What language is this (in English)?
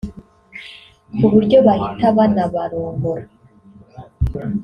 Kinyarwanda